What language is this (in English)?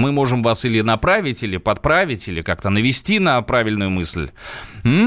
Russian